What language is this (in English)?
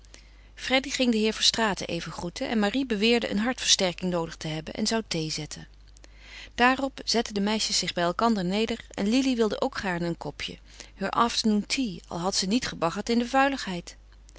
Dutch